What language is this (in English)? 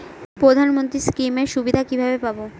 Bangla